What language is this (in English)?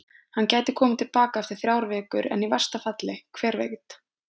Icelandic